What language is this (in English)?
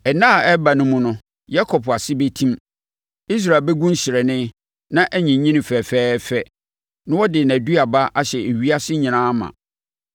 Akan